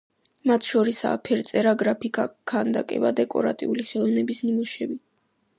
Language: Georgian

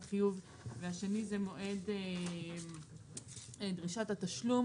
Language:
Hebrew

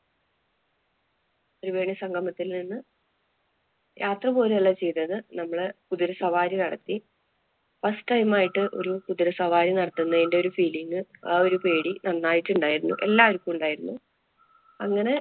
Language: Malayalam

